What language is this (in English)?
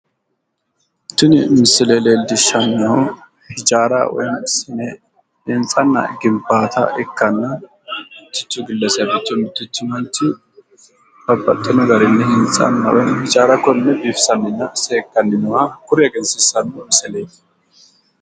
Sidamo